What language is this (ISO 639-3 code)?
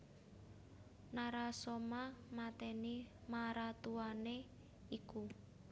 jav